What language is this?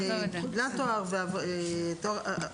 Hebrew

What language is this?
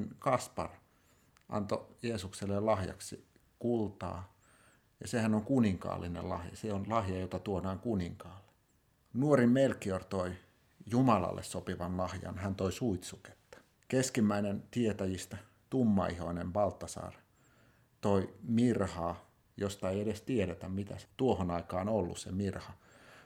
Finnish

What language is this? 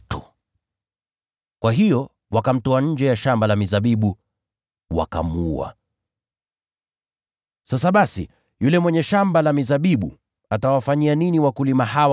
Swahili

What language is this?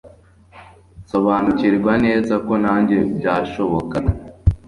Kinyarwanda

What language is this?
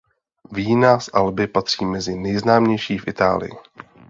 Czech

